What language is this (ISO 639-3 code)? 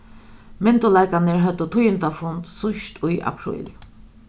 fao